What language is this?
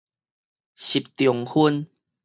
Min Nan Chinese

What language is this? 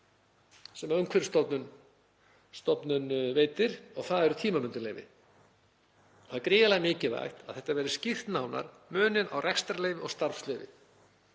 Icelandic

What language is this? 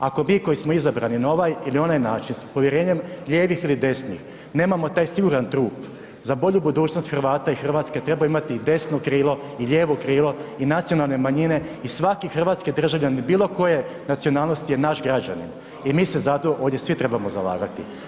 Croatian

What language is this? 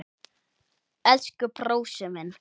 Icelandic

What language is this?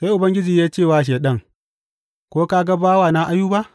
Hausa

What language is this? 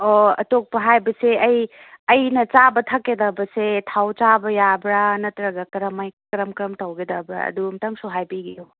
Manipuri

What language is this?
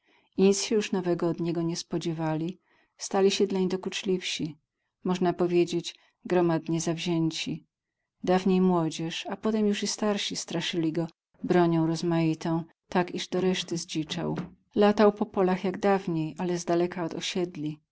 Polish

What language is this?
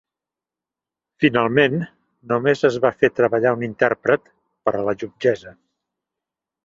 Catalan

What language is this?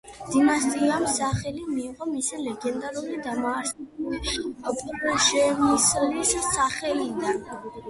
Georgian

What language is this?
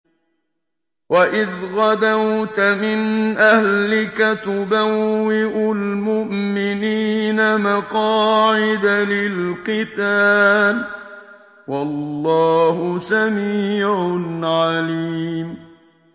Arabic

